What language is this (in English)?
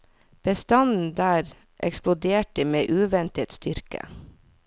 Norwegian